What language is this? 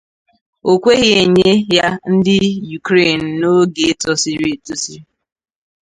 Igbo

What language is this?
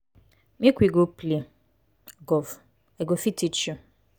Nigerian Pidgin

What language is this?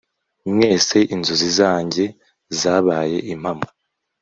Kinyarwanda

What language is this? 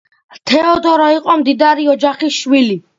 Georgian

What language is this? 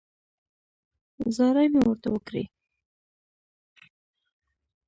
Pashto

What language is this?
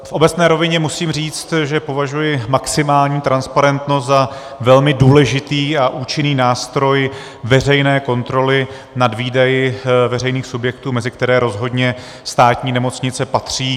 Czech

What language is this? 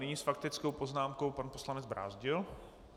Czech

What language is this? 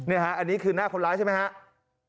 Thai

